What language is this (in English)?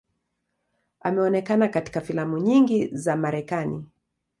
Swahili